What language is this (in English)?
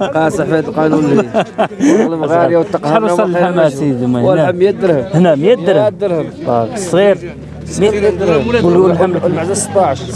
Arabic